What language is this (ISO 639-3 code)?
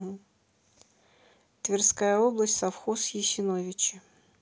rus